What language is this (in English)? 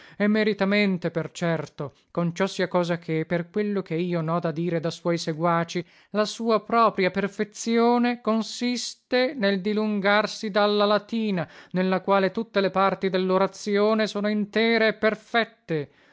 Italian